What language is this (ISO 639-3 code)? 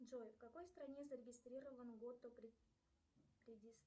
rus